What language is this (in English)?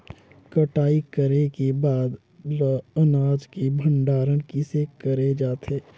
Chhattisgarhi